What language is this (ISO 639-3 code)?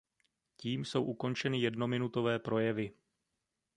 ces